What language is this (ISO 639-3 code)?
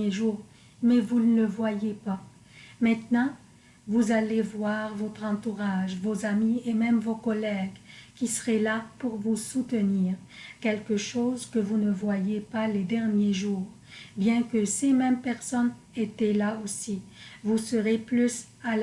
fra